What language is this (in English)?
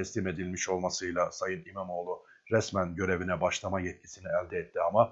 Turkish